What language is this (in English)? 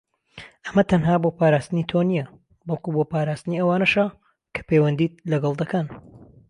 Central Kurdish